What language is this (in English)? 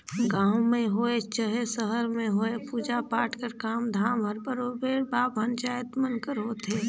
Chhattisgarhi